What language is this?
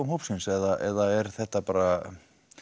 Icelandic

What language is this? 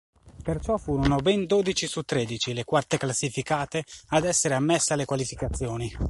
Italian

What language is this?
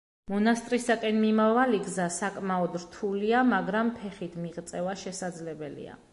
Georgian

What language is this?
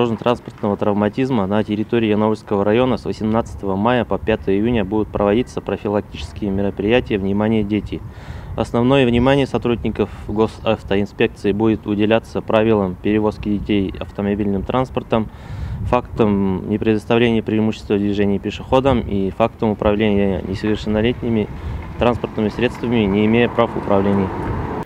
Russian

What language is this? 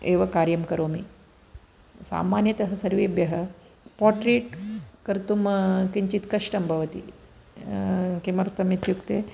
Sanskrit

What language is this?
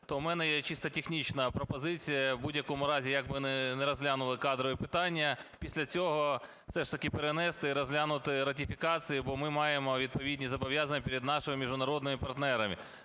Ukrainian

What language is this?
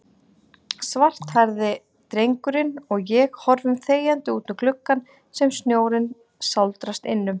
Icelandic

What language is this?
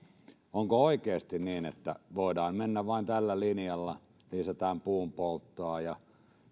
Finnish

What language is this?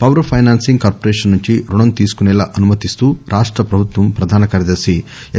Telugu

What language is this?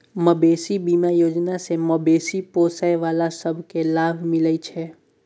Maithili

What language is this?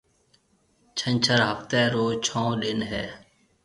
Marwari (Pakistan)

